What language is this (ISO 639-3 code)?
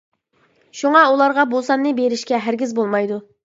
uig